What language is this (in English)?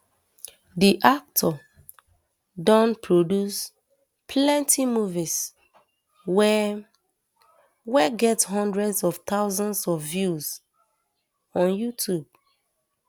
Nigerian Pidgin